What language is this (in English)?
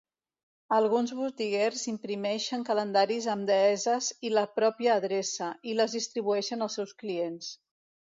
Catalan